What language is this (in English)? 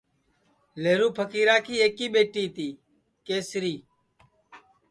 Sansi